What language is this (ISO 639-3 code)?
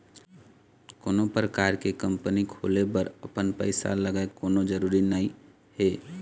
hne